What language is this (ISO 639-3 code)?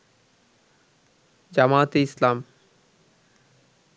ben